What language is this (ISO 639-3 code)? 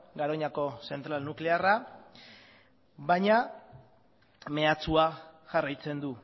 eus